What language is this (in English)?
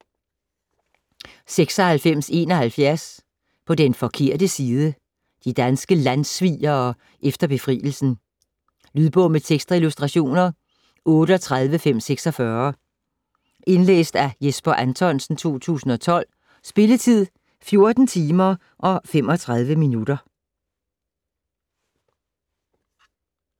Danish